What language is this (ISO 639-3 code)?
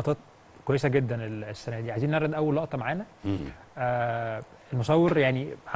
ara